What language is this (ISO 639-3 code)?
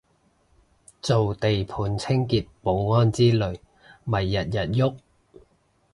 yue